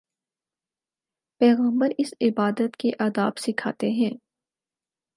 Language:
Urdu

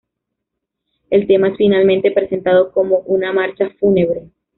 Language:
Spanish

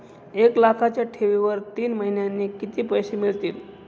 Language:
Marathi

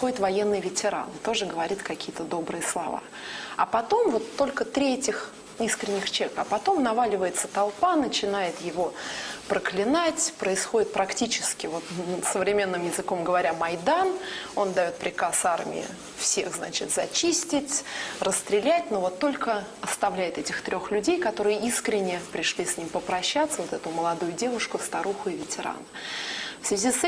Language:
Russian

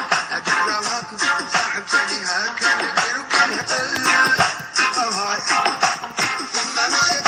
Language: Arabic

